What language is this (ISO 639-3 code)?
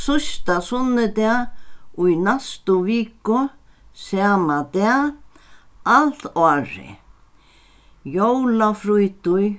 fao